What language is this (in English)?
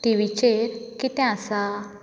Konkani